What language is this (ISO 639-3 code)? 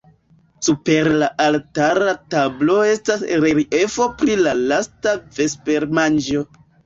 epo